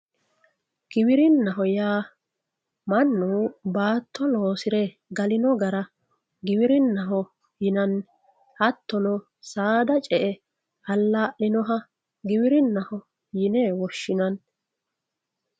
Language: Sidamo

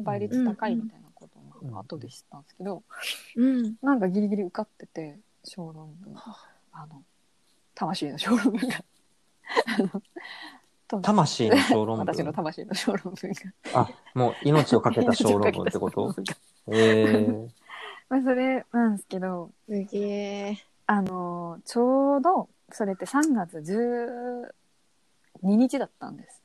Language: Japanese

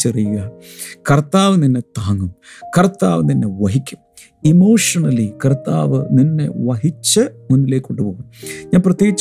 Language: Malayalam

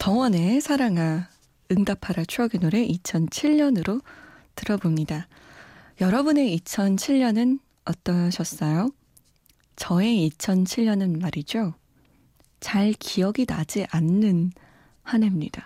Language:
Korean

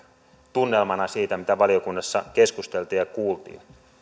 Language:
Finnish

